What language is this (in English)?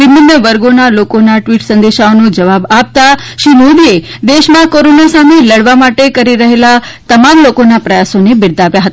Gujarati